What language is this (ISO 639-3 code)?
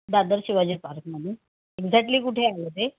mar